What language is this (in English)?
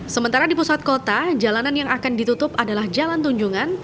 Indonesian